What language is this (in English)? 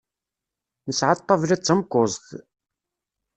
Kabyle